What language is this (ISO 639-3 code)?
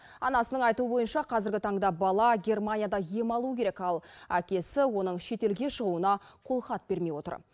kaz